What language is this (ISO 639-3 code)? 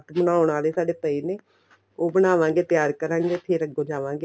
pan